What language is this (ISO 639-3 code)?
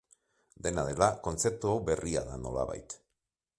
eus